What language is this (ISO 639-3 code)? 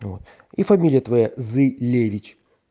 rus